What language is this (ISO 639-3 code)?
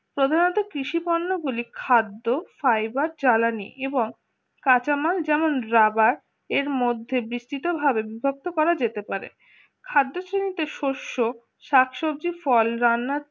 ben